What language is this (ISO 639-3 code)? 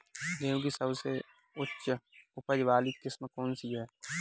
hin